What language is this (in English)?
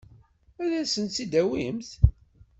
Kabyle